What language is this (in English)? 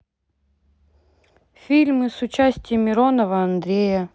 Russian